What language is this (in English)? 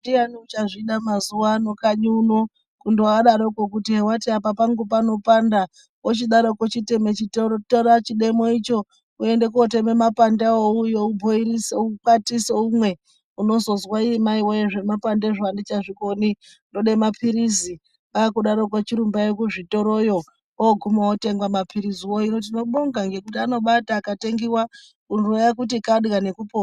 Ndau